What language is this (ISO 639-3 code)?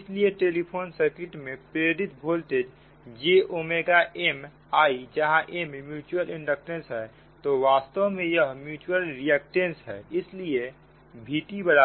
hin